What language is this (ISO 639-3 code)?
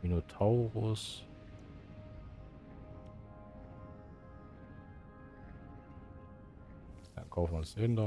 deu